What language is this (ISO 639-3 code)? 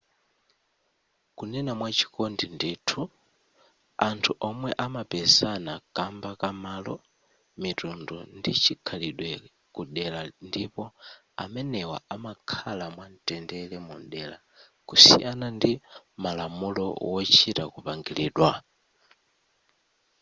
nya